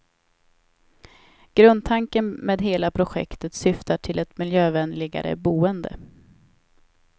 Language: Swedish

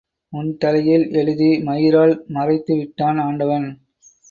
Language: Tamil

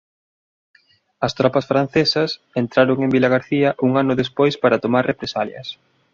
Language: Galician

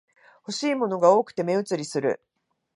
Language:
Japanese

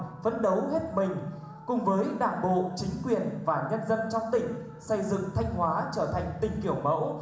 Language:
Vietnamese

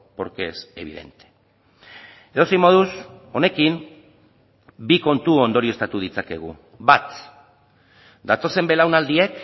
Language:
Basque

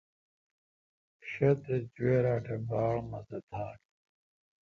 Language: Kalkoti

